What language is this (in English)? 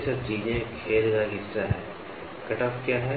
Hindi